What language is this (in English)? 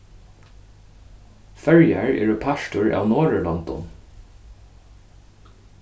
Faroese